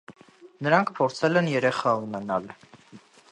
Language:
Armenian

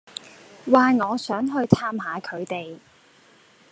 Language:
Cantonese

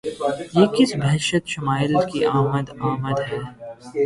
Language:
Urdu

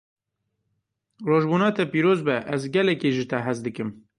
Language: Kurdish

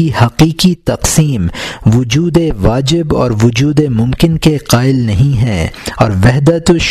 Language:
Urdu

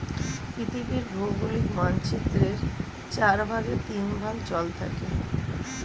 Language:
Bangla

